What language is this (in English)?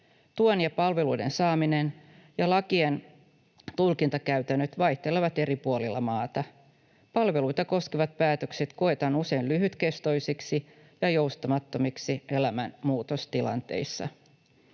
Finnish